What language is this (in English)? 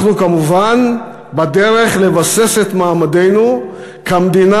Hebrew